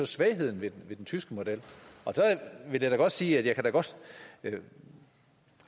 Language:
Danish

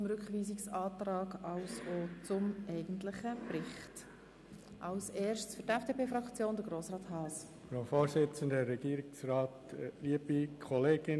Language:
Swiss German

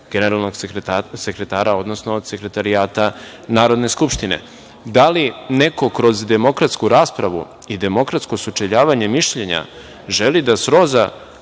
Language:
Serbian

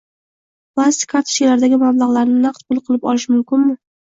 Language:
Uzbek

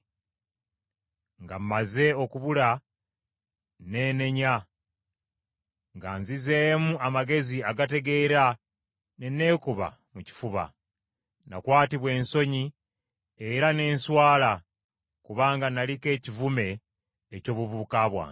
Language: Ganda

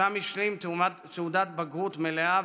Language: Hebrew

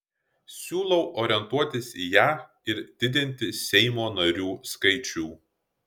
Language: Lithuanian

